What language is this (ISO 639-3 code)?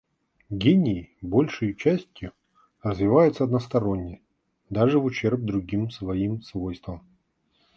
rus